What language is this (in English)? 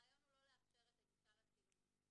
Hebrew